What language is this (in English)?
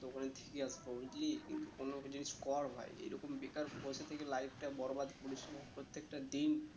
Bangla